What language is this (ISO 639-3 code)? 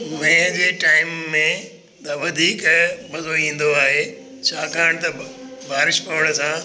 snd